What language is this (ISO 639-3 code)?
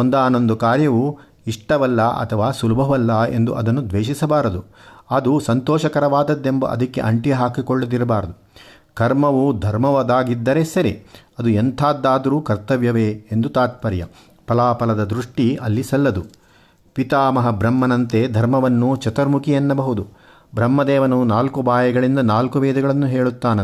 kan